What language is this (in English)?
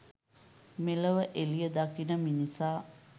Sinhala